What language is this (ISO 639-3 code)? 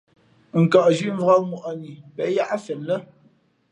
fmp